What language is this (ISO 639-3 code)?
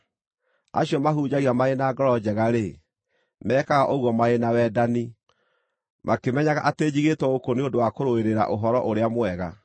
kik